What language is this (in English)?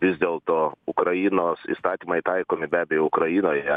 Lithuanian